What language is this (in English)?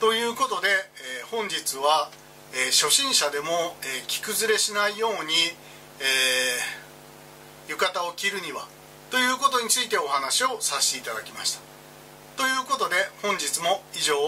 Japanese